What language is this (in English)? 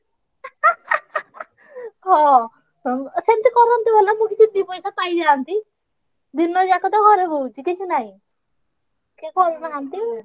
Odia